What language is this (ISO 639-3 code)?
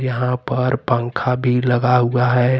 hin